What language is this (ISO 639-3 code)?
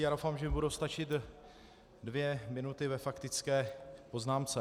ces